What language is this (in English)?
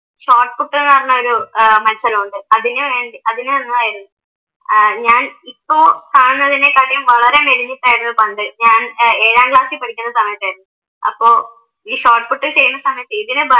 Malayalam